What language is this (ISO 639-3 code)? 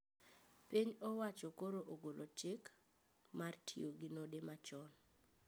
luo